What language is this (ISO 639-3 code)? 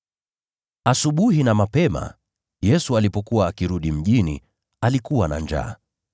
swa